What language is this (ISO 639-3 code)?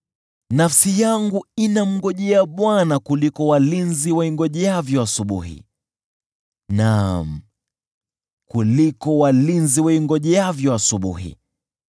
swa